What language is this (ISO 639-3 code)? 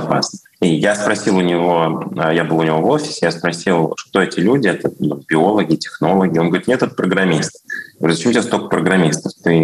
rus